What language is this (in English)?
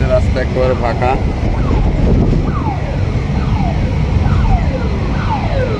Romanian